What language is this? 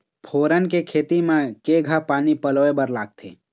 Chhattisgarhi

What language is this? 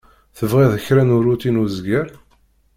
Kabyle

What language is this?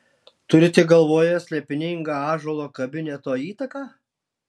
Lithuanian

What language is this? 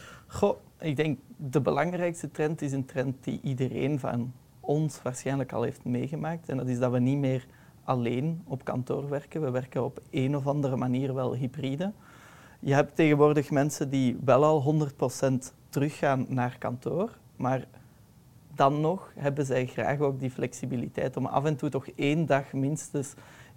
Dutch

